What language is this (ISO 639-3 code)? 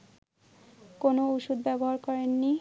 ben